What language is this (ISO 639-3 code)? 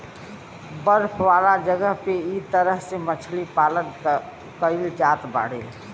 bho